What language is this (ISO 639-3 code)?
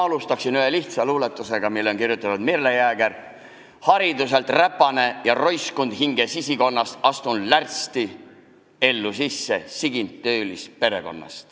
est